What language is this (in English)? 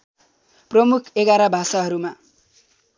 Nepali